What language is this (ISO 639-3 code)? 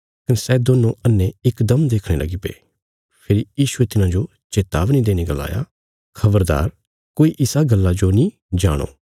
kfs